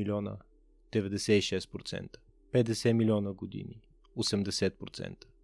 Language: Bulgarian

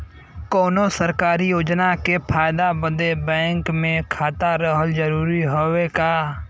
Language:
Bhojpuri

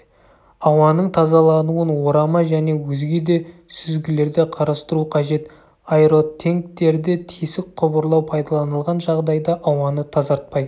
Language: Kazakh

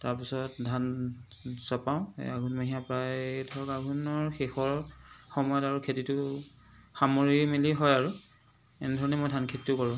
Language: Assamese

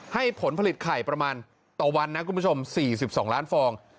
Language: Thai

